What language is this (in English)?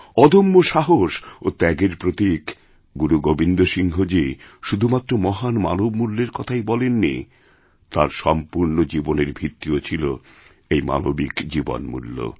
Bangla